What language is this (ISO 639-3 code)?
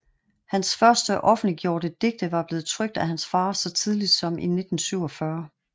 dan